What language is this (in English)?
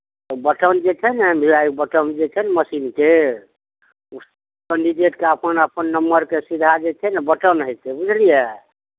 Maithili